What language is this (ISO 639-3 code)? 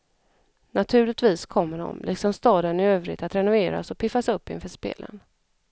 swe